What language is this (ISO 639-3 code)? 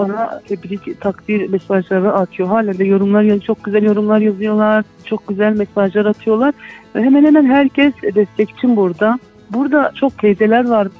tur